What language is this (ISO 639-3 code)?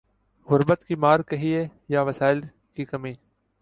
urd